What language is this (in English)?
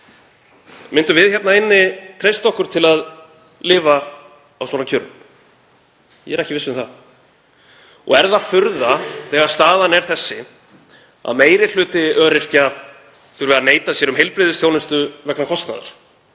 Icelandic